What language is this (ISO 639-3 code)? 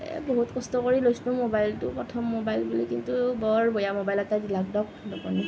asm